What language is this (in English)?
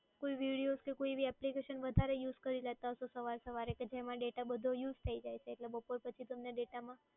Gujarati